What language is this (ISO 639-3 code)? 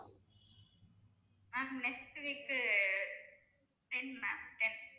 tam